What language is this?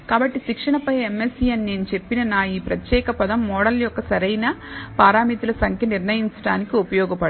Telugu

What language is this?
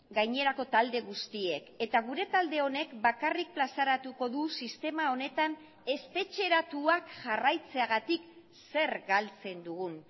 Basque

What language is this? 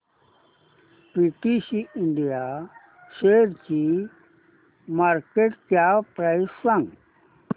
Marathi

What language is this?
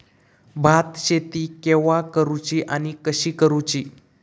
Marathi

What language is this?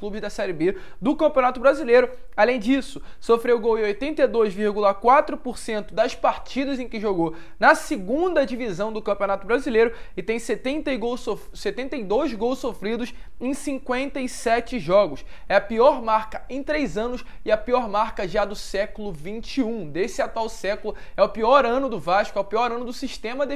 Portuguese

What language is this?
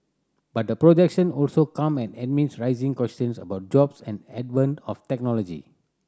English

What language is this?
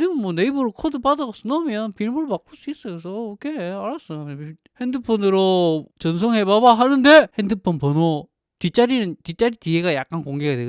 Korean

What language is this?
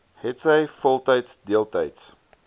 Afrikaans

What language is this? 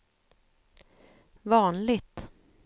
Swedish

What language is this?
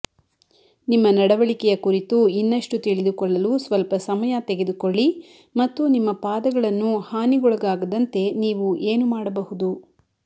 Kannada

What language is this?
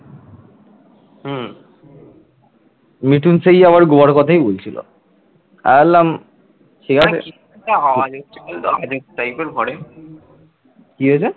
Bangla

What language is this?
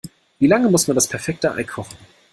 German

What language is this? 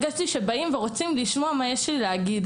Hebrew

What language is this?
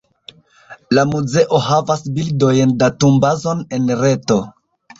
Esperanto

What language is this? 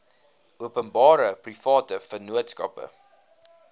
Afrikaans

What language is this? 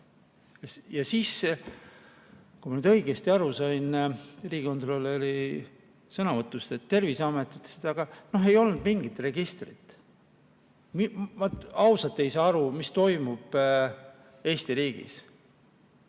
Estonian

